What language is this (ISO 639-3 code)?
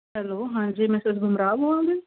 pan